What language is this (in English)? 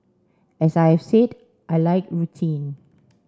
English